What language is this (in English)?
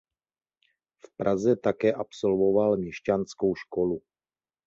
Czech